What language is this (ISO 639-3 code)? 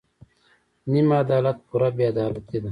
pus